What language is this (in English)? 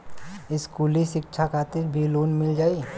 Bhojpuri